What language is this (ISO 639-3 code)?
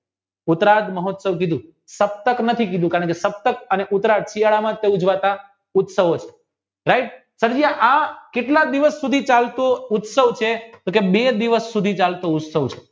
guj